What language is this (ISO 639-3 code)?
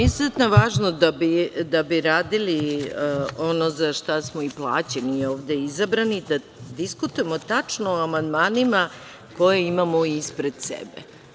srp